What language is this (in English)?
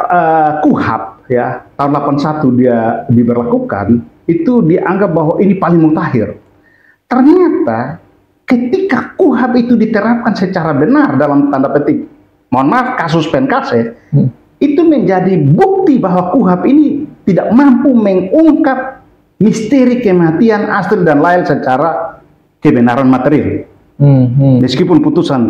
Indonesian